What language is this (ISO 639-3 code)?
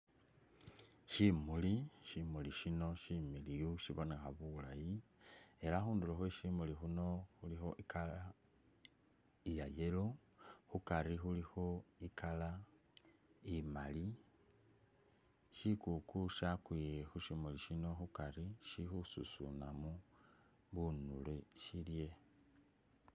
myx